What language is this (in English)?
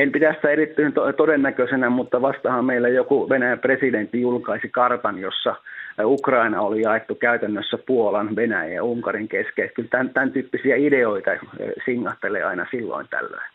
Finnish